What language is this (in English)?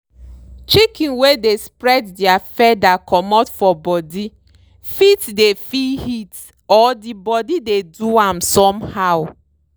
Nigerian Pidgin